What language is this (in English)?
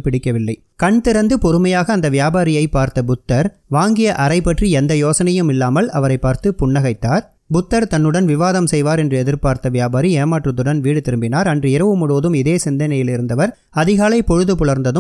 Tamil